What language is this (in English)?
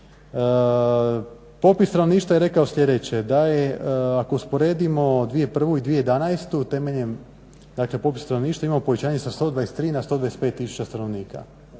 Croatian